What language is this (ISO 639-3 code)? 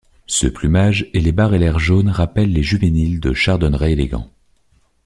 fra